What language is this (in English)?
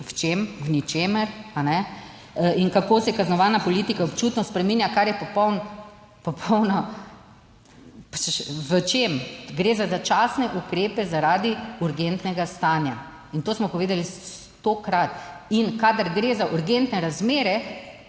Slovenian